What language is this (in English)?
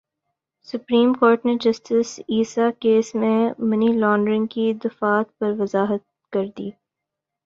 Urdu